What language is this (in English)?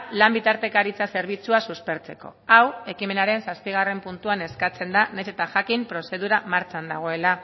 Basque